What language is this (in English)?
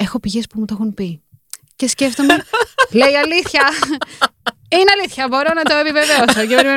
Greek